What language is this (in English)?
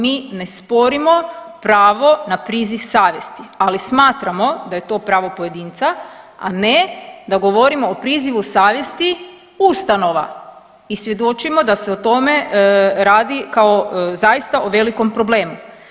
Croatian